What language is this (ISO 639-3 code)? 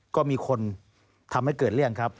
tha